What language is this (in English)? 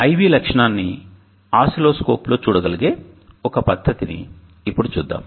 Telugu